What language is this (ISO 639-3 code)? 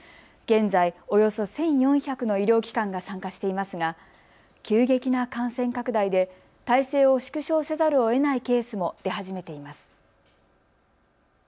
jpn